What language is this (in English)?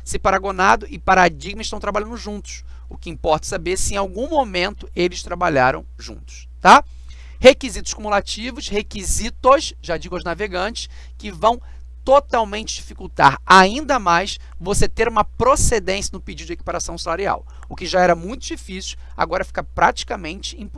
Portuguese